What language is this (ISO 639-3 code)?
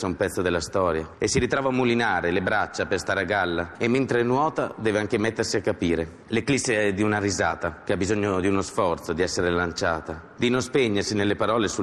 ita